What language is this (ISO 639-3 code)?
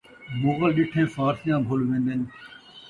skr